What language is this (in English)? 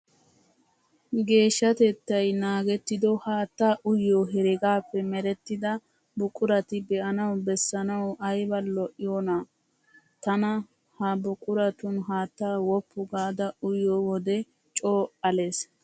Wolaytta